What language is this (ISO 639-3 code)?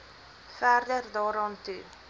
afr